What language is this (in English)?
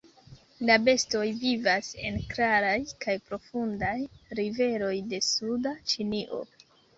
Esperanto